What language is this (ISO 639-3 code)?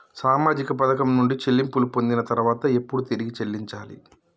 tel